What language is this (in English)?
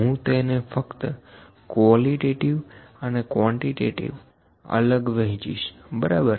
Gujarati